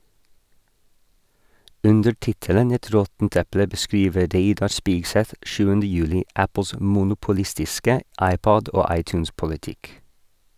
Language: Norwegian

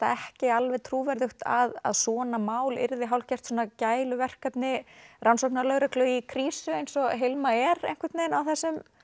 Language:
Icelandic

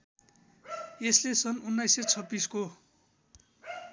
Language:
Nepali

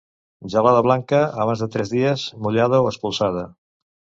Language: Catalan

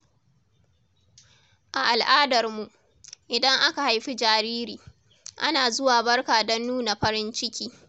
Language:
Hausa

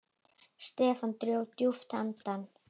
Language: Icelandic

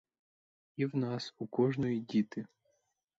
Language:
Ukrainian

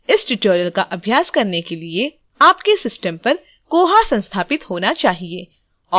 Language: Hindi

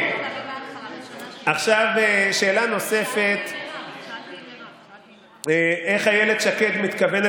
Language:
Hebrew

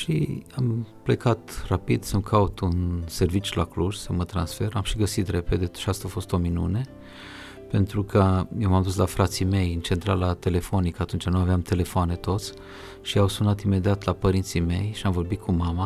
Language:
Romanian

